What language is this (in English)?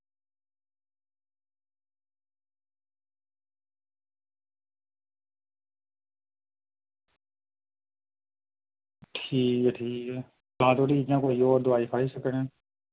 Dogri